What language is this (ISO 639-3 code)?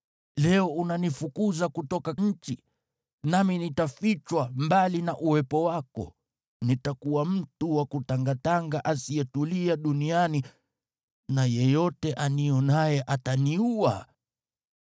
swa